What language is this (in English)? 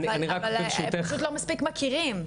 Hebrew